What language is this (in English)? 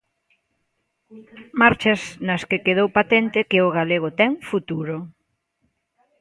Galician